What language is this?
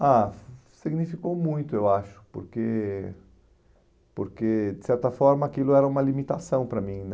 Portuguese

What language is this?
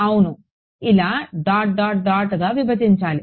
Telugu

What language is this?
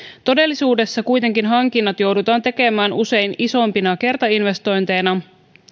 Finnish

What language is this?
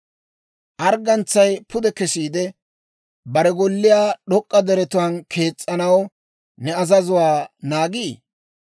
Dawro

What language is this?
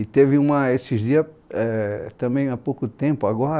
Portuguese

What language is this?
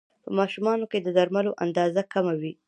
Pashto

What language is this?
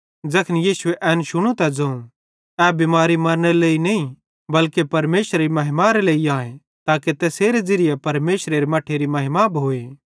Bhadrawahi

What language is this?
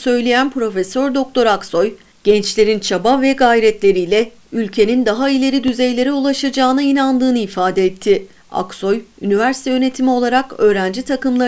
Turkish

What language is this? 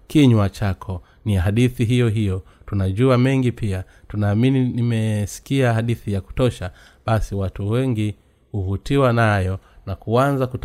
Swahili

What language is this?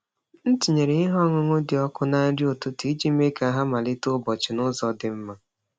Igbo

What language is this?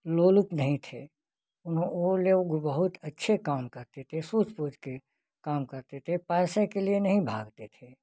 Hindi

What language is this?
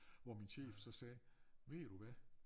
Danish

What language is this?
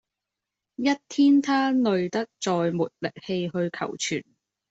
Cantonese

